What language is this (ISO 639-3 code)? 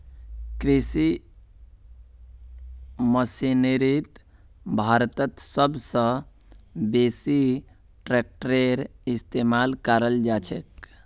mag